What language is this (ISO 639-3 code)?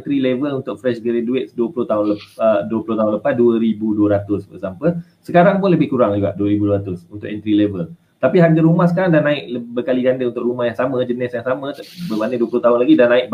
msa